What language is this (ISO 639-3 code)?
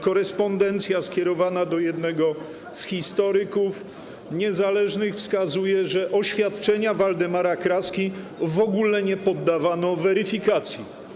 pol